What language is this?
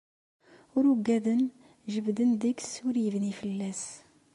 Kabyle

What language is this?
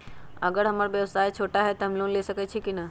Magahi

